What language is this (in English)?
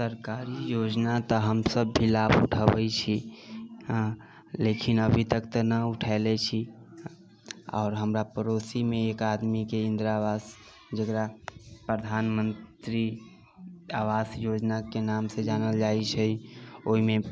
Maithili